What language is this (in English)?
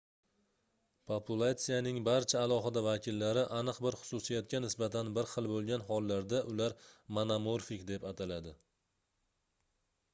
Uzbek